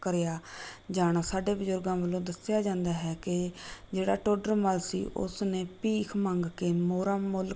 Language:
Punjabi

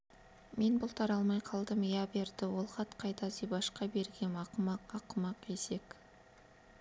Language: Kazakh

